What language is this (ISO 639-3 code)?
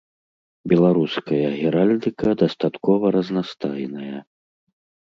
bel